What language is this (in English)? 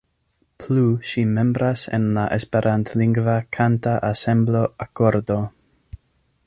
Esperanto